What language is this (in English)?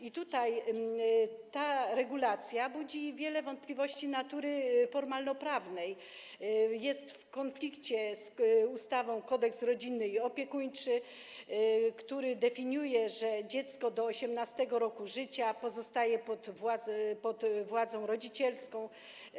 Polish